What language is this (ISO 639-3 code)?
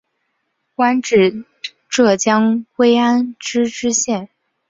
zho